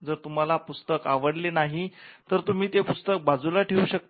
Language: Marathi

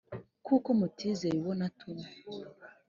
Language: Kinyarwanda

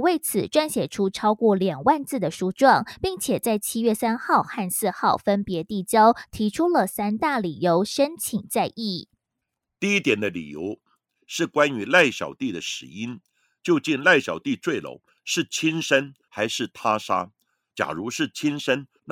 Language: Chinese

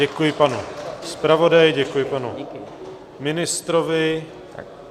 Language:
Czech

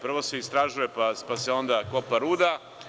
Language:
Serbian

